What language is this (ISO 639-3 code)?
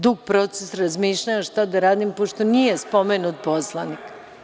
srp